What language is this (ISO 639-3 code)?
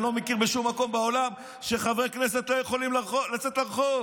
heb